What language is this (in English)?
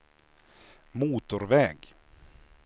Swedish